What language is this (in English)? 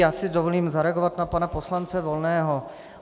Czech